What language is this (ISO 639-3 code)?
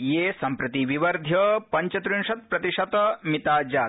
san